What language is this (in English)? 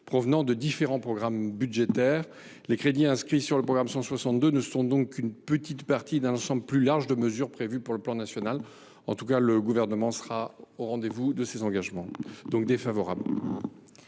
French